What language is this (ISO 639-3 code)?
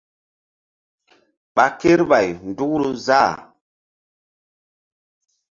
mdd